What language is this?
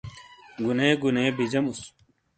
Shina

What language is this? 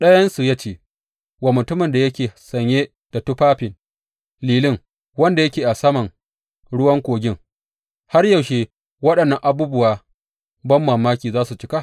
Hausa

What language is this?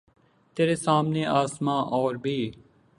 Urdu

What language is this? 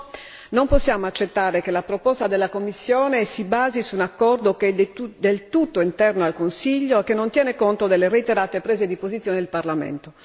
Italian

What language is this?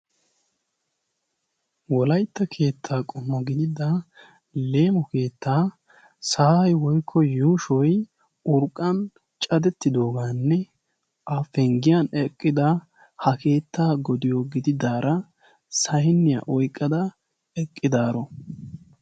Wolaytta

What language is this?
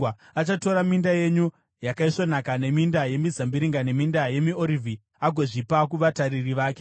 Shona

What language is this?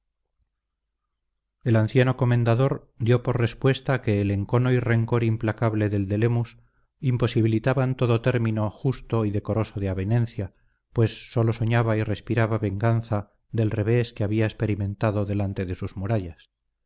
Spanish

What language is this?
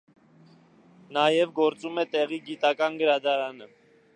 Armenian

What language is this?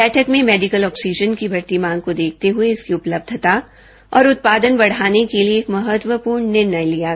Hindi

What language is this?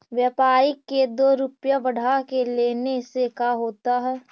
Magahi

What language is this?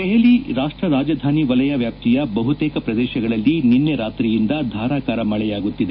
Kannada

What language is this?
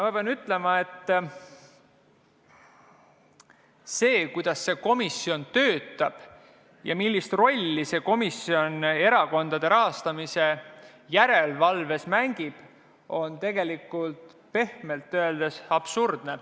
Estonian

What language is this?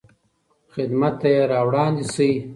Pashto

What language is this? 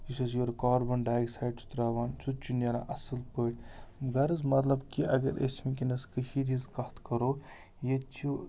Kashmiri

